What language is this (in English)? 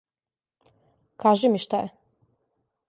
Serbian